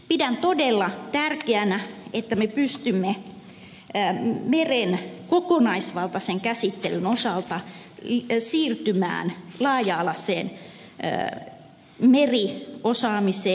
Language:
Finnish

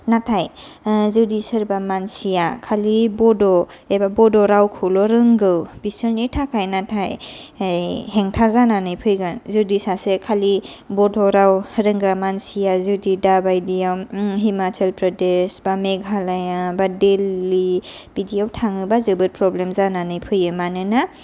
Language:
Bodo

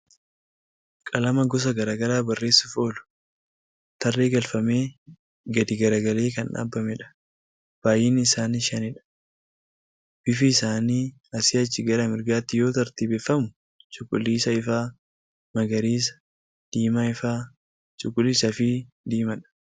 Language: Oromo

